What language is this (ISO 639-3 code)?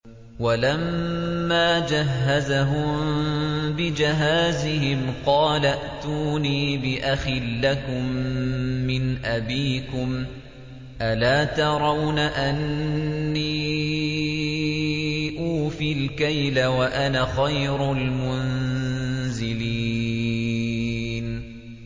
ara